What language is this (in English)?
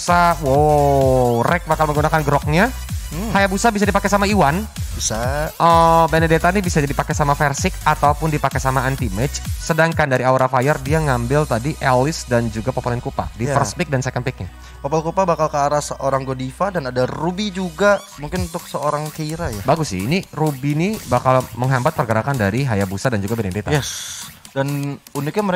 Indonesian